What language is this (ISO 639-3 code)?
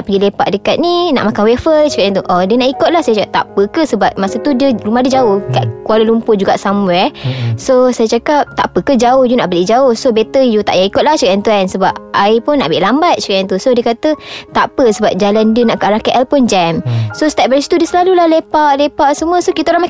msa